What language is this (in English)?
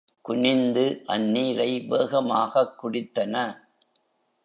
Tamil